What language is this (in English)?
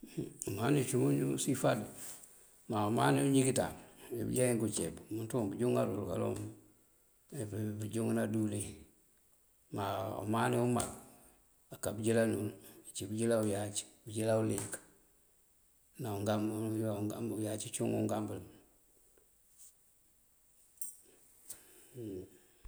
Mandjak